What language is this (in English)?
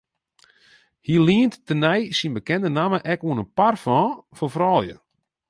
Western Frisian